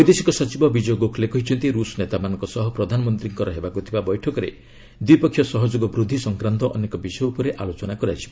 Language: Odia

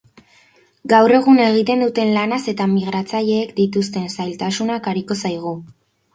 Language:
Basque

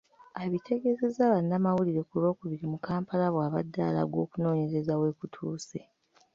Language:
Ganda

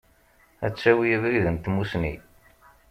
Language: Kabyle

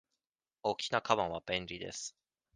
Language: Japanese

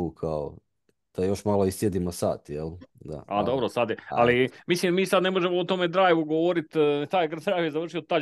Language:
Croatian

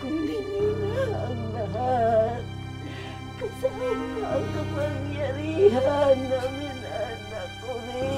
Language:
Filipino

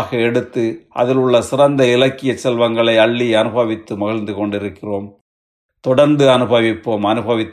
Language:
Tamil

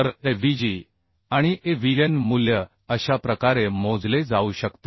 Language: Marathi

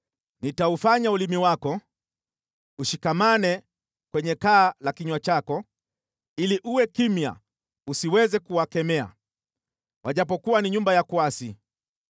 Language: Swahili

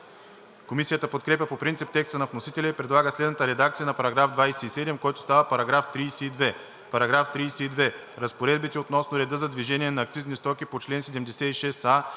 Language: Bulgarian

